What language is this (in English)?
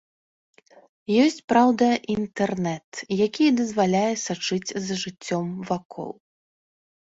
Belarusian